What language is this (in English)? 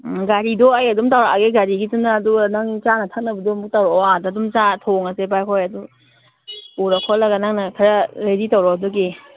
Manipuri